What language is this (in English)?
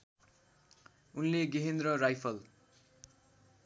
Nepali